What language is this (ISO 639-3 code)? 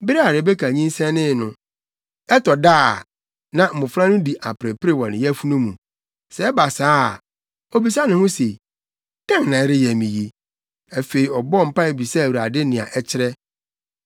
aka